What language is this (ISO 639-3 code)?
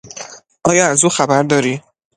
fas